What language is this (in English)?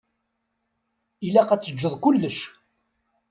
Kabyle